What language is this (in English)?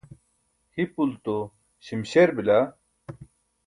Burushaski